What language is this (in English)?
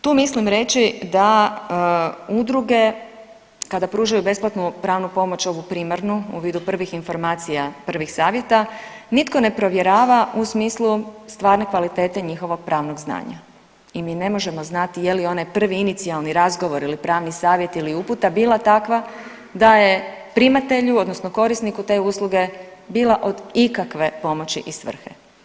Croatian